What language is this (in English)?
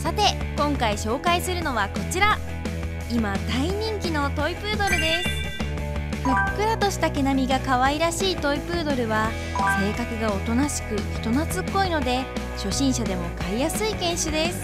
Japanese